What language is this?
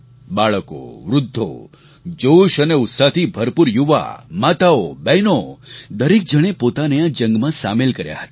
Gujarati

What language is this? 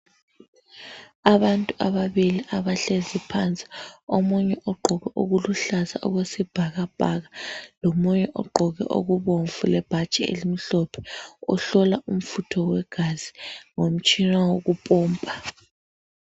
North Ndebele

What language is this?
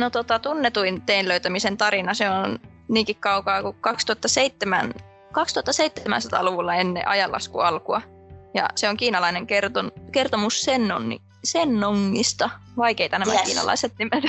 Finnish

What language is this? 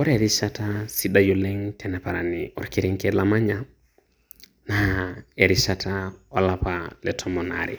Masai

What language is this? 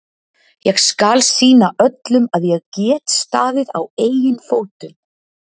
Icelandic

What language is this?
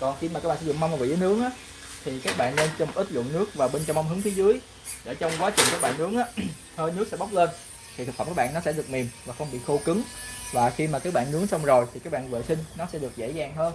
Vietnamese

